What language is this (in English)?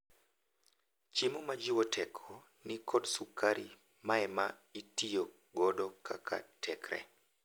Luo (Kenya and Tanzania)